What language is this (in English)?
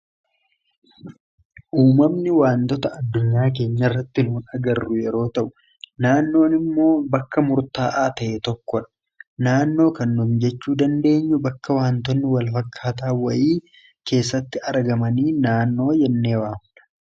Oromo